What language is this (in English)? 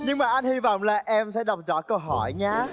Vietnamese